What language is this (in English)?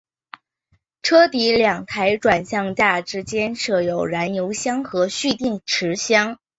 Chinese